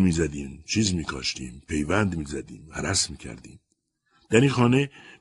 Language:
Persian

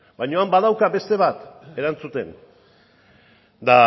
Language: Basque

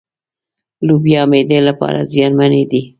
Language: Pashto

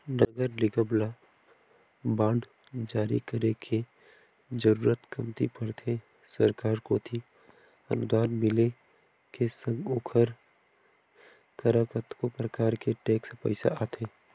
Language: Chhattisgarhi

